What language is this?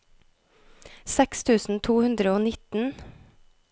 Norwegian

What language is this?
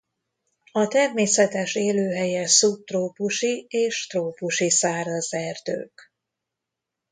Hungarian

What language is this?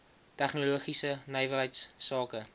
Afrikaans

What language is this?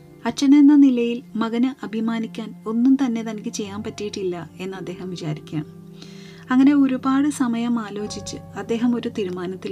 Malayalam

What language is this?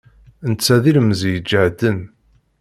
Kabyle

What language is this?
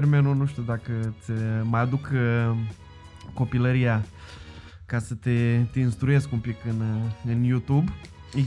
Romanian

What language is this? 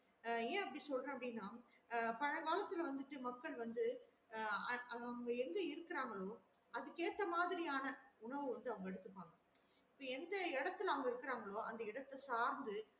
Tamil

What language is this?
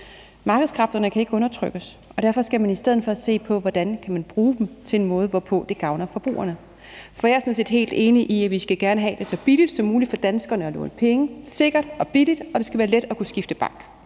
Danish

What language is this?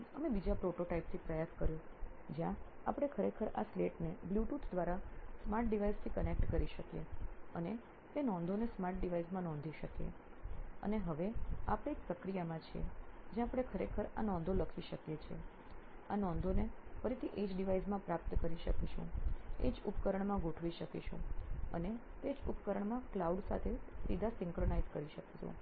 Gujarati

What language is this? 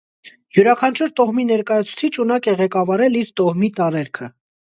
Armenian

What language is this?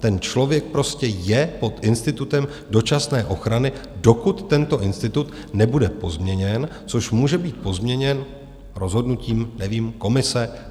Czech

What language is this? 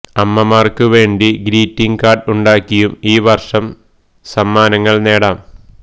Malayalam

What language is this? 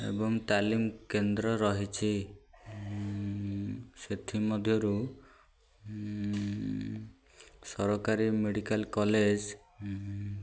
Odia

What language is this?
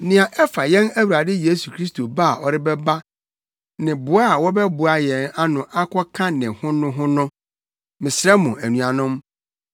Akan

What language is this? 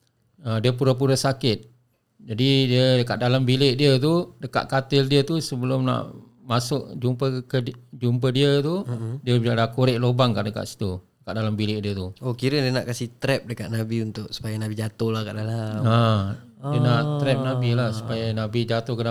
Malay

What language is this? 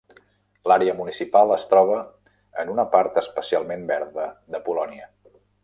Catalan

